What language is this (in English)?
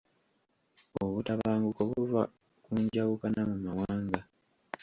Ganda